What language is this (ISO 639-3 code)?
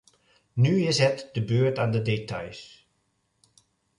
nld